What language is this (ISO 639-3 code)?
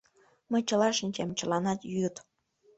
chm